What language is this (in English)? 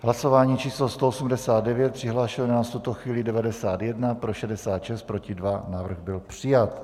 Czech